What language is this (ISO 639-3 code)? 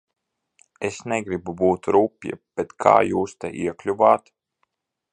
lav